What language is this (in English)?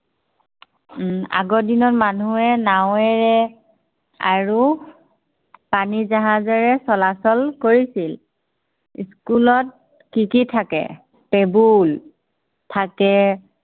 Assamese